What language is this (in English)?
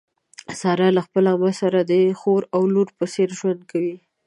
Pashto